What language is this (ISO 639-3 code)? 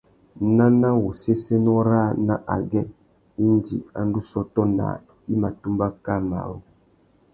bag